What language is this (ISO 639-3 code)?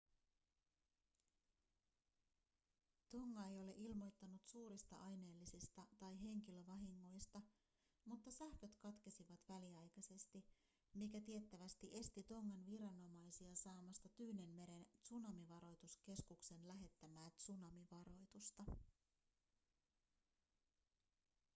fin